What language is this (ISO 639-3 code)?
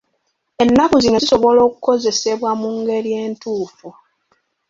lug